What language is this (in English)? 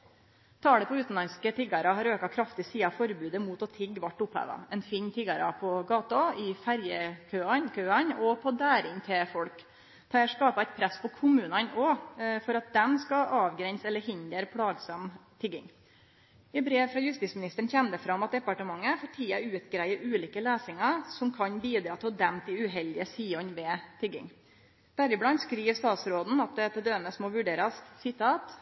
Norwegian Nynorsk